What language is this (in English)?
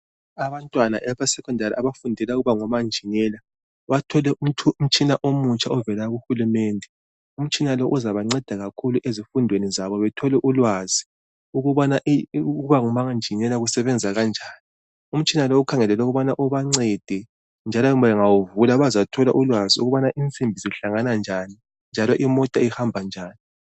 North Ndebele